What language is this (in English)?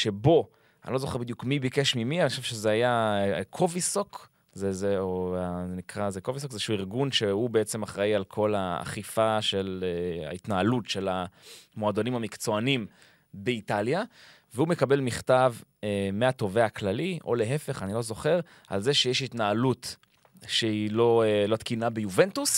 Hebrew